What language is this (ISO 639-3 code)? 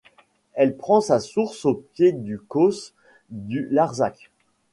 fra